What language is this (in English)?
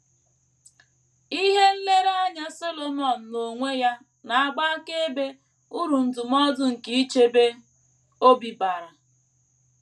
Igbo